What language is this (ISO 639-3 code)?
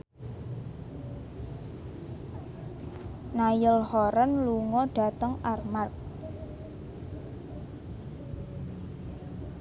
jav